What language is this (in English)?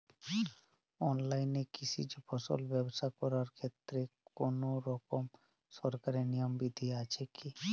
Bangla